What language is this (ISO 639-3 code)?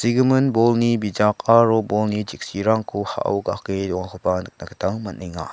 grt